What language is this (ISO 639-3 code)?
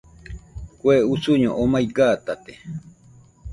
hux